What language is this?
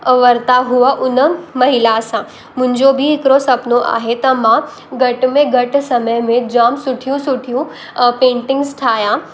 Sindhi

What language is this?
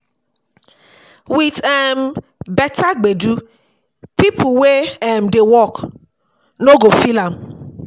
Nigerian Pidgin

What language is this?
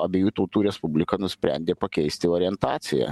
Lithuanian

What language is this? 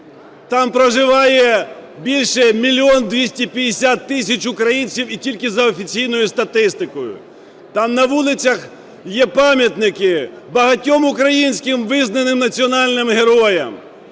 Ukrainian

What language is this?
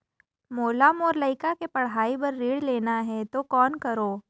Chhattisgarhi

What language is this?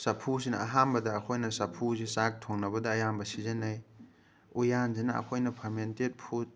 Manipuri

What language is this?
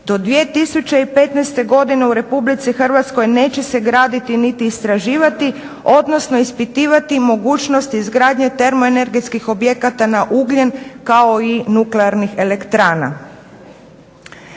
Croatian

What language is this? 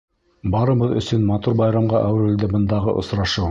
Bashkir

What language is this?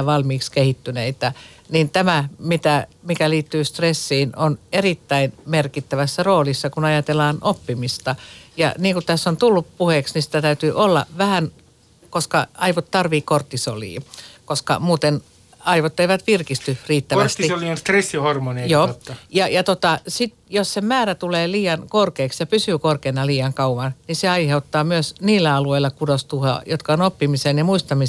Finnish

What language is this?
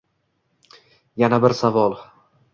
Uzbek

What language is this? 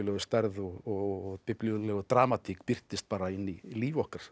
Icelandic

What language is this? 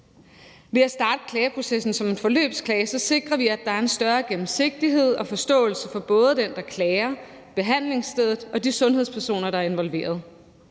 Danish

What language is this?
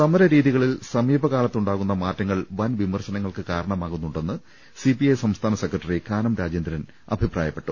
Malayalam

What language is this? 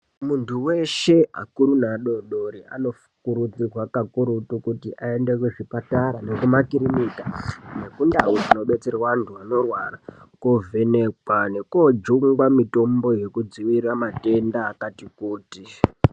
Ndau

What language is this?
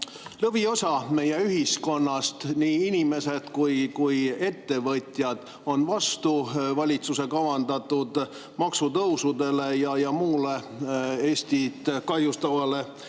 Estonian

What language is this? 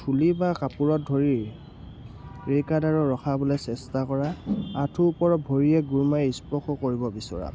Assamese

